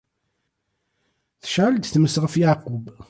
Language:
Kabyle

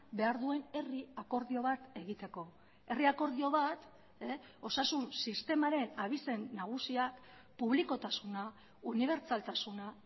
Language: Basque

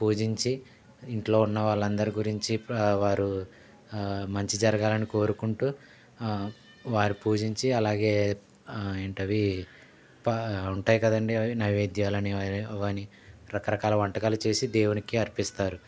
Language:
Telugu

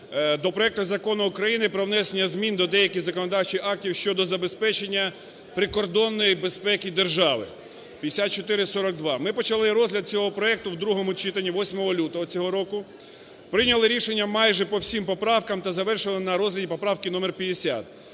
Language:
Ukrainian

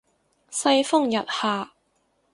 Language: Cantonese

